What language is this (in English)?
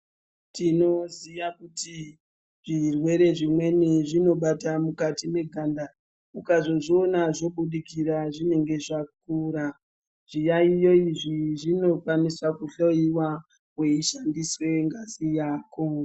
Ndau